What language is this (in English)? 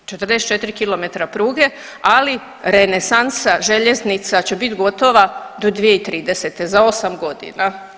Croatian